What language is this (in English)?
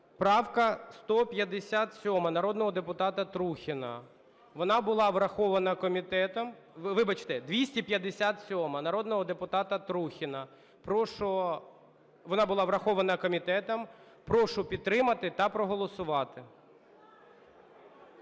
Ukrainian